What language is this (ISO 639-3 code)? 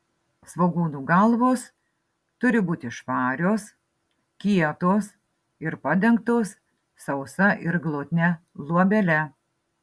lit